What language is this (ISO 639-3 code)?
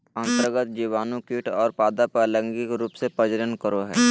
mag